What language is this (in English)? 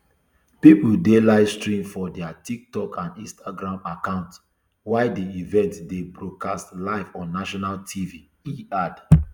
Nigerian Pidgin